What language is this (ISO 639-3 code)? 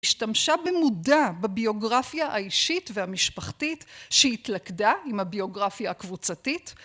heb